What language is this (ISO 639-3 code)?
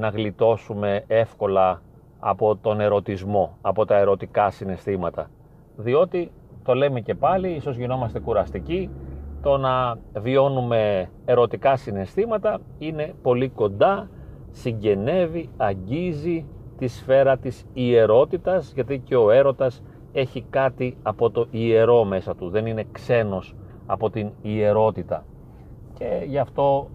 ell